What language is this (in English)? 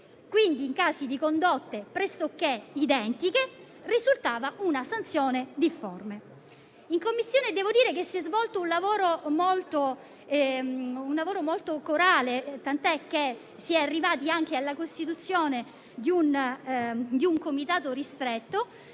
Italian